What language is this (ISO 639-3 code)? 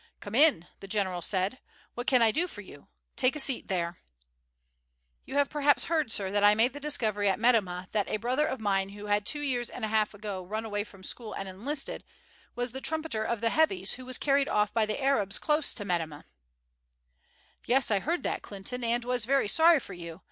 eng